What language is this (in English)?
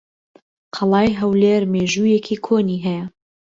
Central Kurdish